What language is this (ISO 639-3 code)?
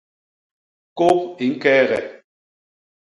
bas